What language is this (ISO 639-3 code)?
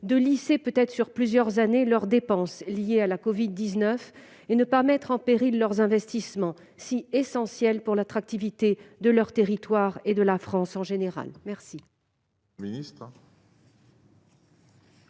fra